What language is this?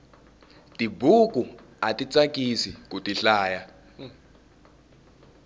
Tsonga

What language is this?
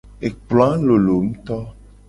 Gen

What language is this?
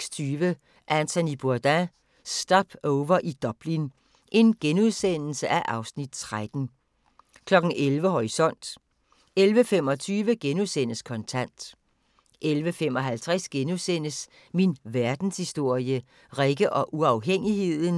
Danish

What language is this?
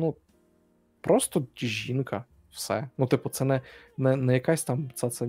Ukrainian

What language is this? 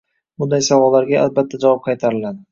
Uzbek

